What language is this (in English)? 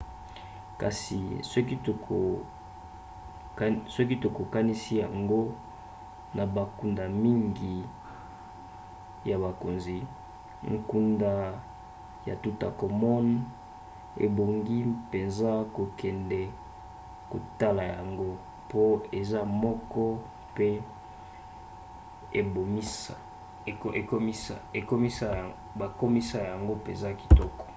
Lingala